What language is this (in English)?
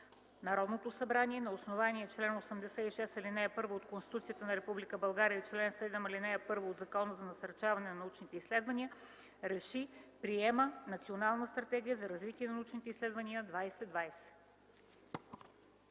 Bulgarian